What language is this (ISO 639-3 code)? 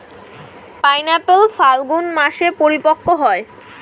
ben